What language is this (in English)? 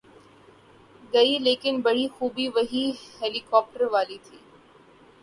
Urdu